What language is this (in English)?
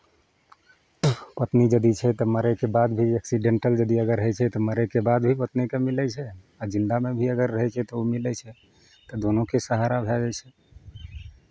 Maithili